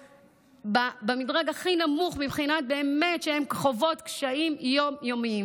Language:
Hebrew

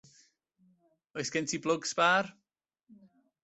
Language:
Welsh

